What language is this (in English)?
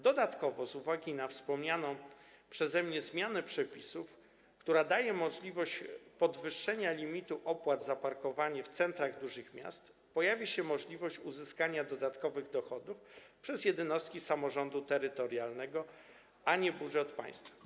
Polish